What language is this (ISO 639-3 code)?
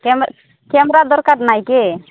ori